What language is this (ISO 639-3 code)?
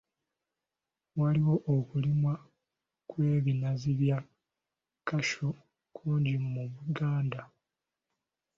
lug